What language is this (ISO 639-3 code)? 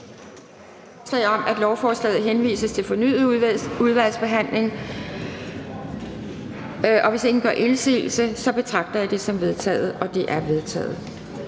dan